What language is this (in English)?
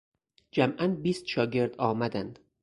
Persian